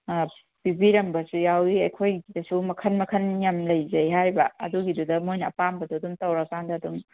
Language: Manipuri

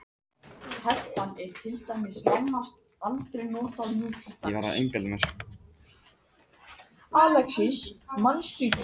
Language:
Icelandic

